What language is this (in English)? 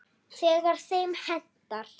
Icelandic